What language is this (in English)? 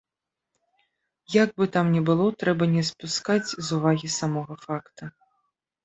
Belarusian